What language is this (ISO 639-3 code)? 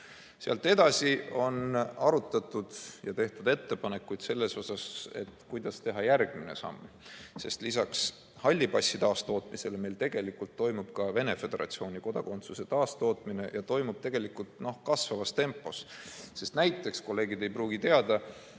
est